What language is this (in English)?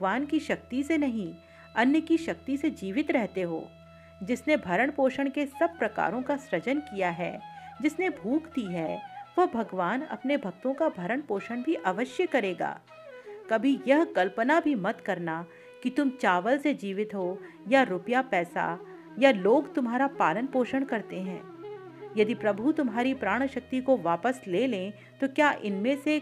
Hindi